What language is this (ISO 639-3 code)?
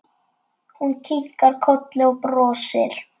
isl